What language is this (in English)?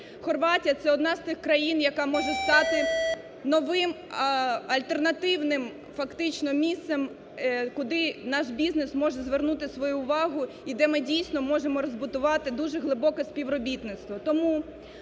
Ukrainian